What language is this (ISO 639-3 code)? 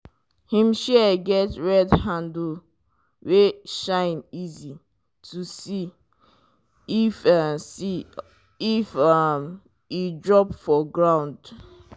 pcm